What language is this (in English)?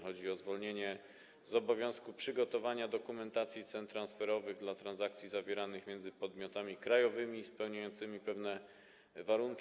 Polish